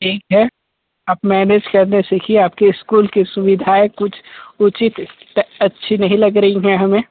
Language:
Hindi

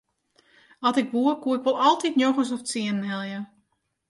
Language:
Western Frisian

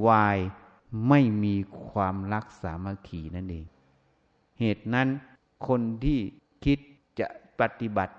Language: Thai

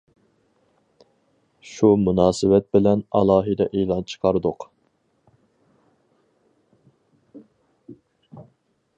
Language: Uyghur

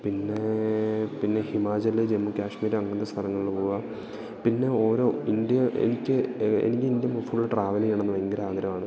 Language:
Malayalam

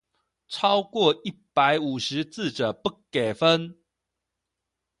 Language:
Chinese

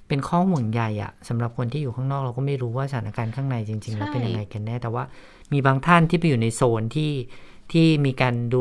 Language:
Thai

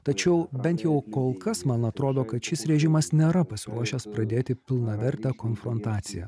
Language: Lithuanian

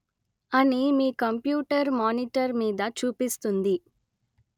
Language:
Telugu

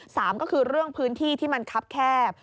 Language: Thai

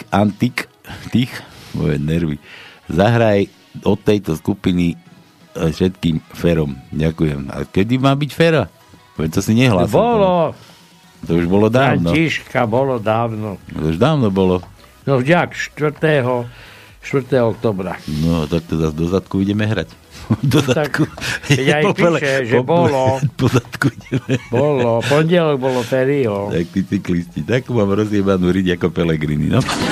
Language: Slovak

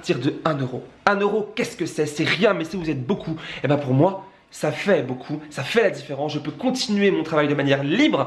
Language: French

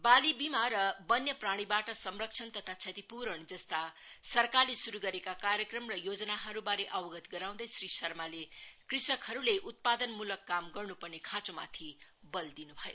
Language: Nepali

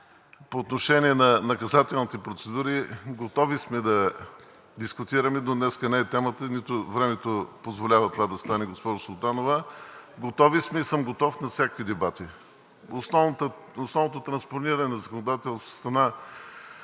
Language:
Bulgarian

